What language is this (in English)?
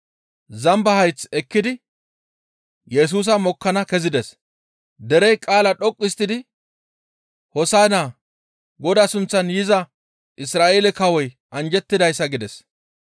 Gamo